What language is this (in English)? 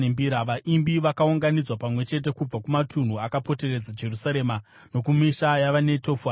Shona